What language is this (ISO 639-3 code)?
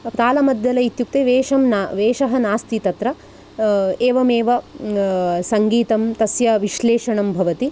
san